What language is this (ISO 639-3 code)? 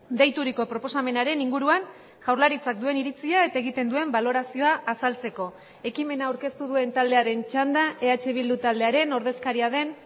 eus